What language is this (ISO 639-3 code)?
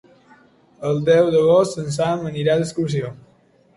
cat